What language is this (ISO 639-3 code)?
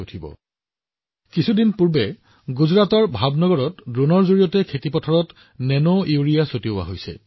asm